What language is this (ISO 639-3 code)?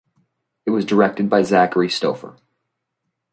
eng